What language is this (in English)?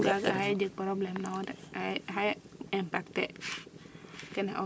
Serer